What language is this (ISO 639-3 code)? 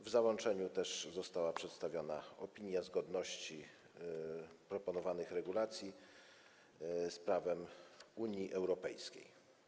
pol